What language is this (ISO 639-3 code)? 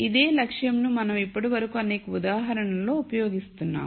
tel